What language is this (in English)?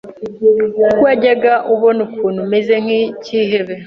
Kinyarwanda